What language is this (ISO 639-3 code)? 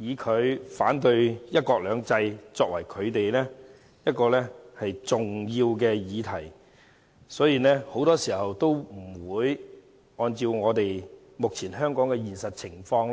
yue